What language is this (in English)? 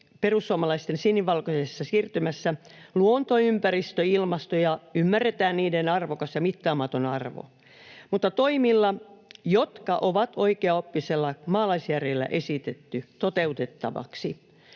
Finnish